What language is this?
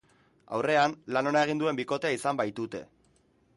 Basque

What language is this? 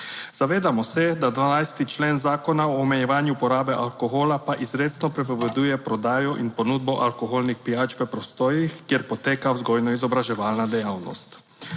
Slovenian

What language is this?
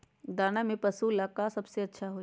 Magahi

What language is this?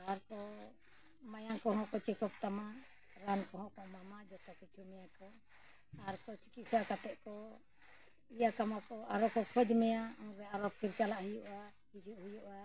Santali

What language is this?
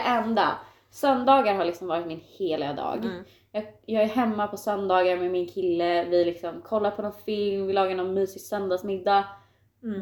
Swedish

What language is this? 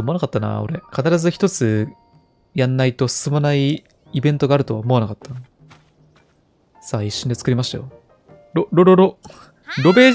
Japanese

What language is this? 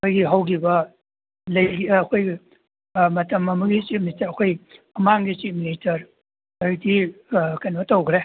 Manipuri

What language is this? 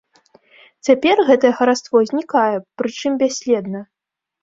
Belarusian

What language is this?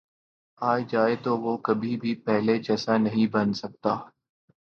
Urdu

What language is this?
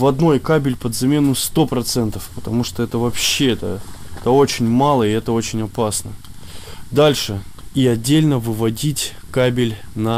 Russian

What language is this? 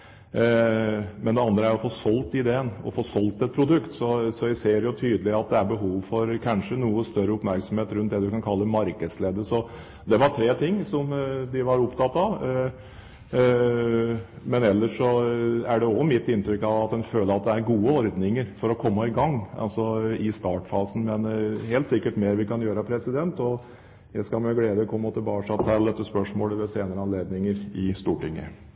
Norwegian Bokmål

